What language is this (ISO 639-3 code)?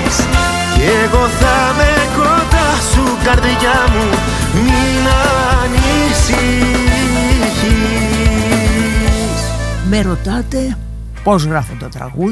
ell